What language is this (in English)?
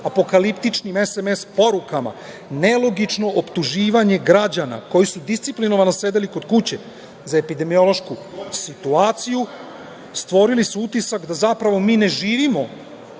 Serbian